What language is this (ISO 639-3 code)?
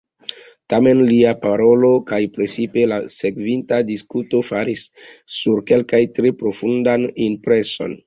epo